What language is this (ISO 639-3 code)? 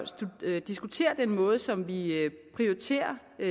dan